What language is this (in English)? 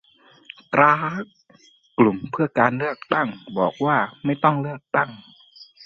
Thai